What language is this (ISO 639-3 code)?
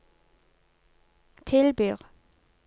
nor